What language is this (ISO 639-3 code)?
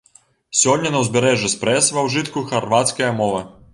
bel